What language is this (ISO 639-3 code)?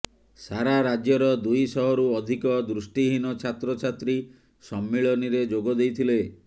ori